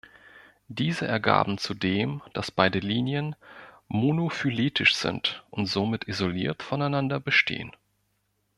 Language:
German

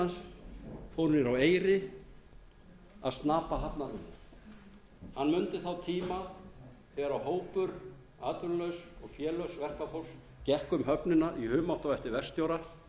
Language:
Icelandic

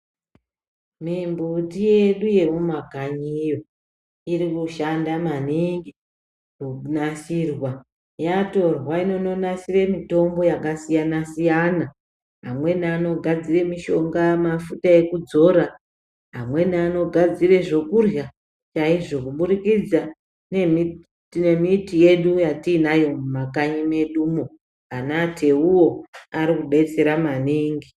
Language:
Ndau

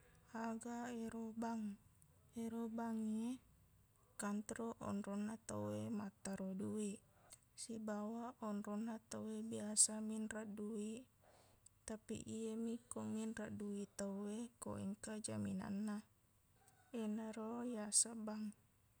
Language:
Buginese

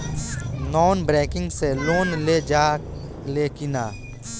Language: Bhojpuri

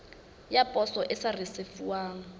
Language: Southern Sotho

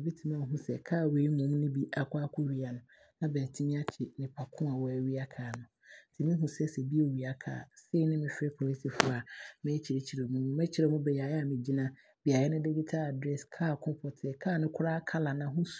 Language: Abron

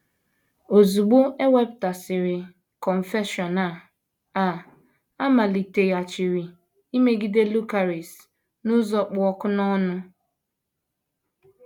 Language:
Igbo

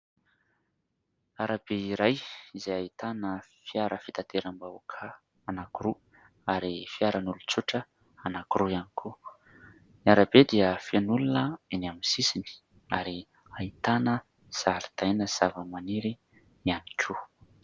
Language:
Malagasy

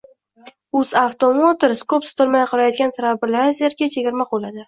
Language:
Uzbek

